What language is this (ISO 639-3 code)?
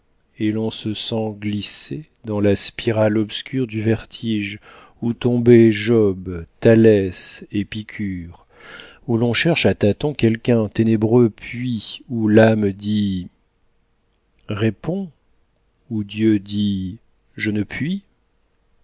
fra